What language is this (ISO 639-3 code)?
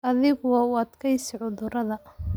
som